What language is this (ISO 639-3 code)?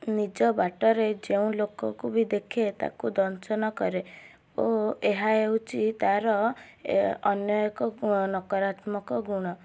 ori